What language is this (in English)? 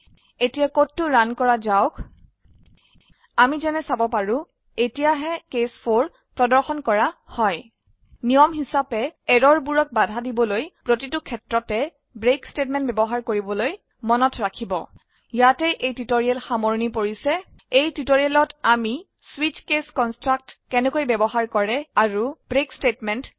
Assamese